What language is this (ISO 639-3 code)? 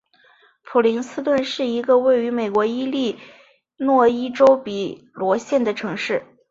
zho